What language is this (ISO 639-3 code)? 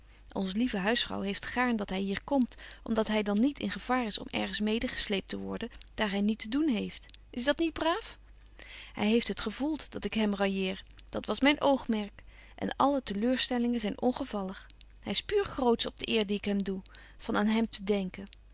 nld